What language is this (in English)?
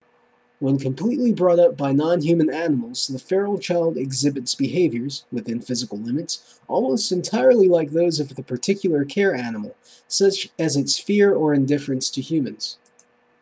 English